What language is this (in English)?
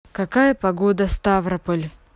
Russian